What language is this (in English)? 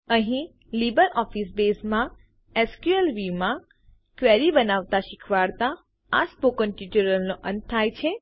Gujarati